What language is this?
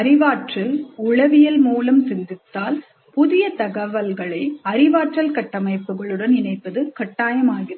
Tamil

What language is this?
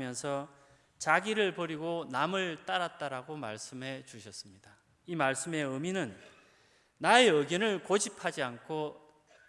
Korean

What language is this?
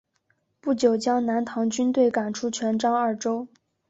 Chinese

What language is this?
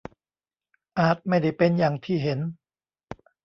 Thai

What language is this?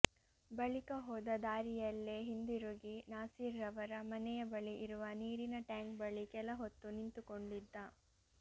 Kannada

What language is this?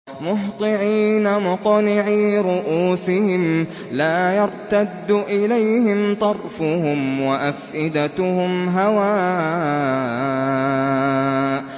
Arabic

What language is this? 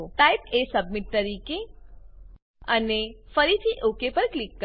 Gujarati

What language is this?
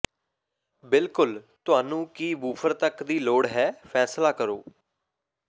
Punjabi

